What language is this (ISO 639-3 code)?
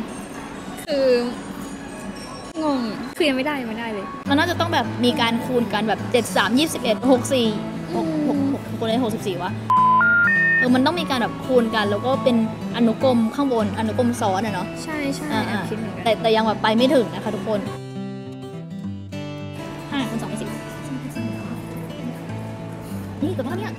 tha